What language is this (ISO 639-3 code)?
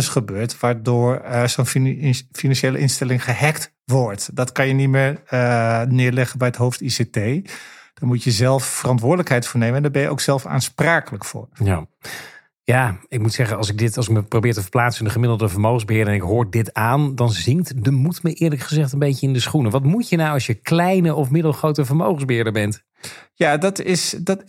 nld